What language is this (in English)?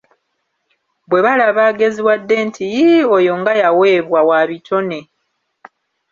Ganda